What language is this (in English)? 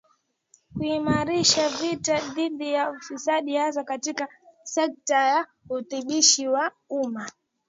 Swahili